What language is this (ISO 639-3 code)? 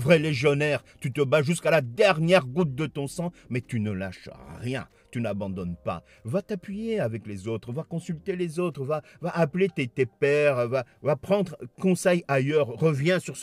fra